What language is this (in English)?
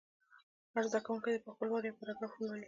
Pashto